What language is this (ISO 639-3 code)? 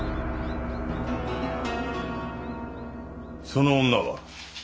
jpn